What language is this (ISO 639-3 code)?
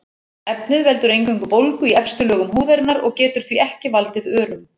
isl